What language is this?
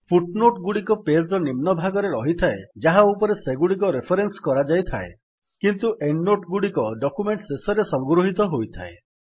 Odia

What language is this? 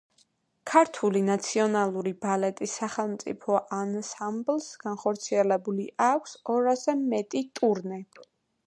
Georgian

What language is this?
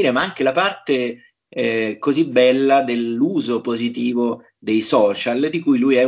Italian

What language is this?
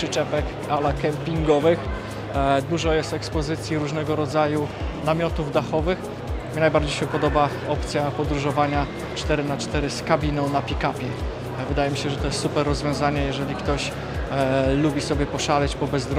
Polish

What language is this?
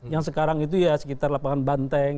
Indonesian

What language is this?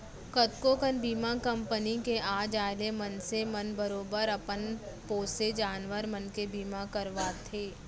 Chhattisgarhi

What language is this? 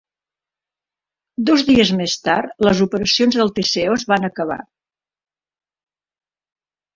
Catalan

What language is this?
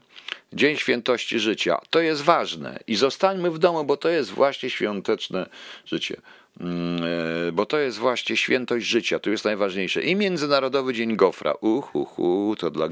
Polish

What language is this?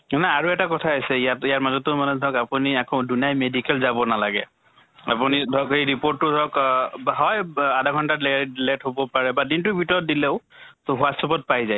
Assamese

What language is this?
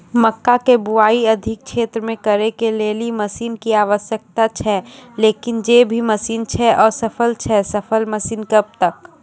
Maithili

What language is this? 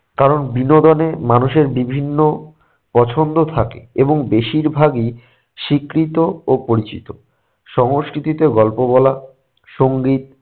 Bangla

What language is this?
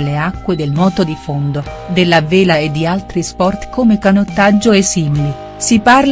Italian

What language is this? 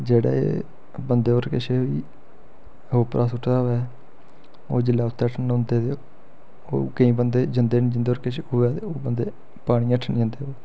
Dogri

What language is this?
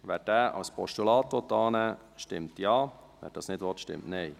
Swiss German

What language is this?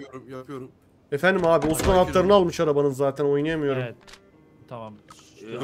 Turkish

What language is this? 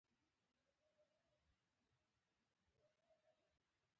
Pashto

